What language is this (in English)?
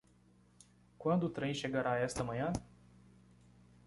Portuguese